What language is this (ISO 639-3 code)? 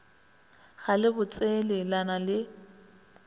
nso